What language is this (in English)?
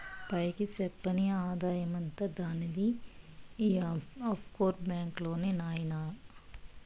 Telugu